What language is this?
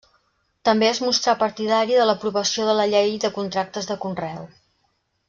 Catalan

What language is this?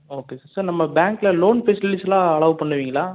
Tamil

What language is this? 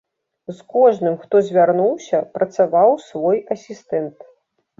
Belarusian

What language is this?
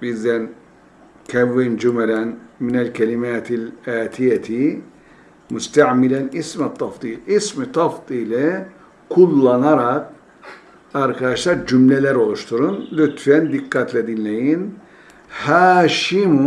Turkish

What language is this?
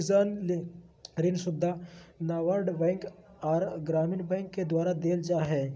Magahi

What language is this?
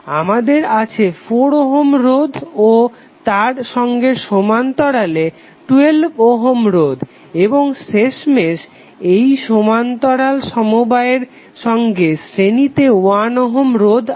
Bangla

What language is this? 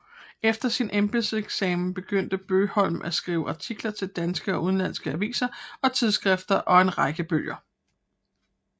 Danish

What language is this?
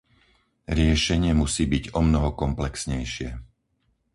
Slovak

